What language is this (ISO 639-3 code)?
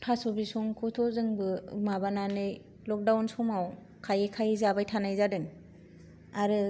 brx